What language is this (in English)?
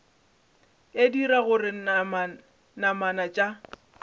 Northern Sotho